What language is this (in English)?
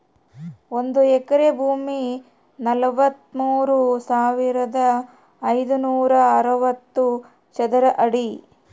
Kannada